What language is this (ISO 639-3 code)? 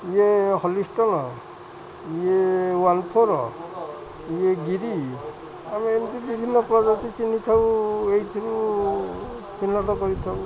ori